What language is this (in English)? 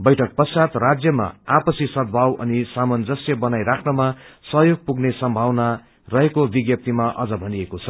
Nepali